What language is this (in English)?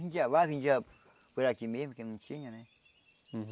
Portuguese